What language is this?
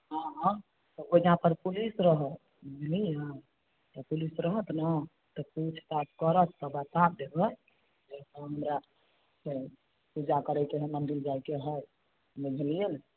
Maithili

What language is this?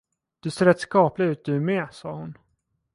Swedish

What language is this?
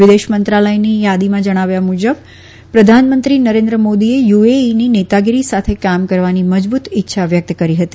Gujarati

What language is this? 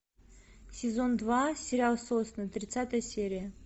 Russian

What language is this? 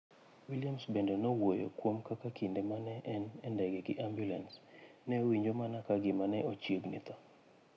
Luo (Kenya and Tanzania)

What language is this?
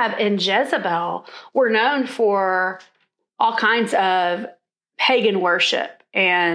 English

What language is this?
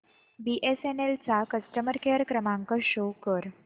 Marathi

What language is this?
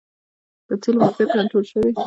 Pashto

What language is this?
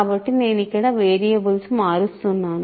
Telugu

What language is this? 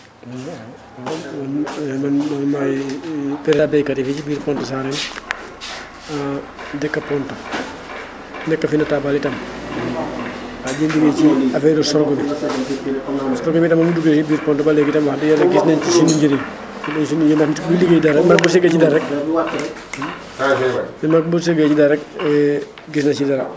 Wolof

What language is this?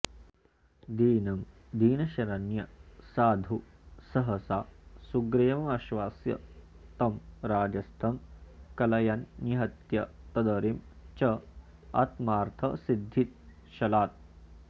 Sanskrit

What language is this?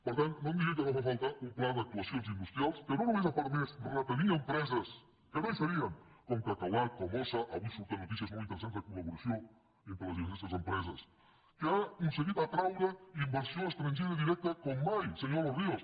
Catalan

